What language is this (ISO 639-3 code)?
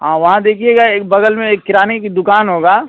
hin